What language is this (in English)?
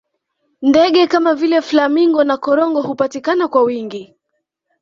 Swahili